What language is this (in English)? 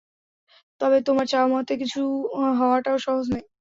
Bangla